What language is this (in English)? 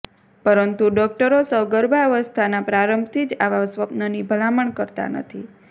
Gujarati